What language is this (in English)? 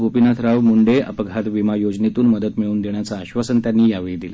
Marathi